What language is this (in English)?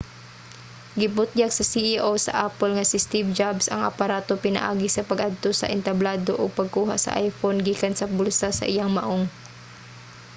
Cebuano